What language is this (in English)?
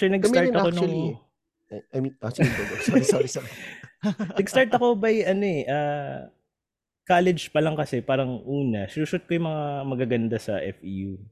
Filipino